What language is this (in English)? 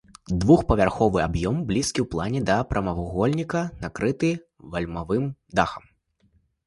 Belarusian